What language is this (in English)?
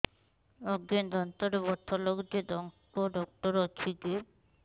Odia